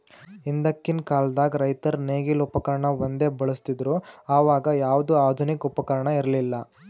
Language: Kannada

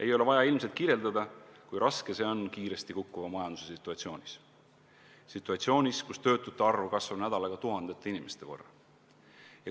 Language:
Estonian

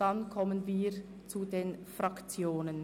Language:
Swiss German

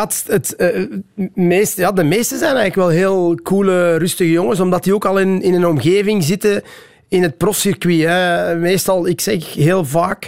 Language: Dutch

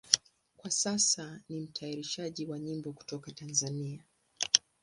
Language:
Swahili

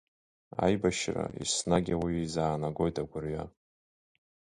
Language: Abkhazian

